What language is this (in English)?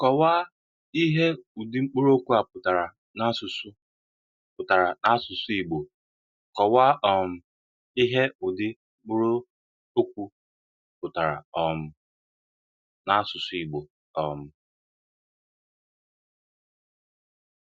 Igbo